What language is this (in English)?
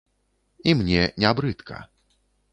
Belarusian